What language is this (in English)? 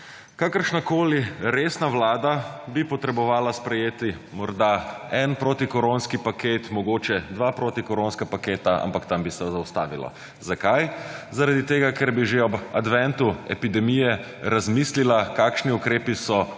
Slovenian